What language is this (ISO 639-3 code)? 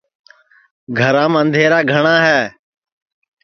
ssi